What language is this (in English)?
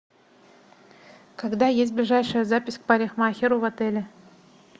Russian